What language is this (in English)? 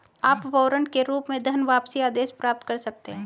Hindi